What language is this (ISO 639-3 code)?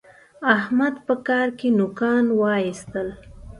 pus